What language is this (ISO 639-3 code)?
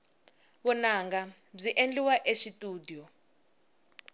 tso